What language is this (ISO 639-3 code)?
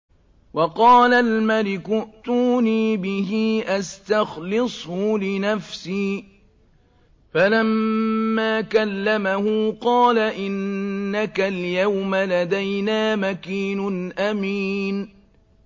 ara